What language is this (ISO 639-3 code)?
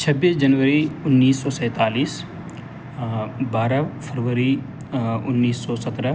urd